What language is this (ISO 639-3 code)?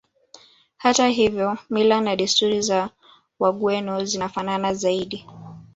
swa